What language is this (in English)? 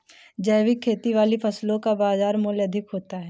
Hindi